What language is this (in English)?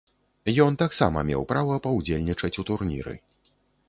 Belarusian